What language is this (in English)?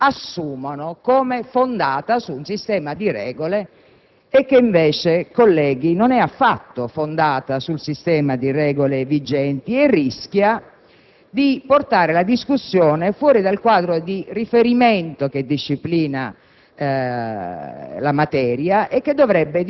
Italian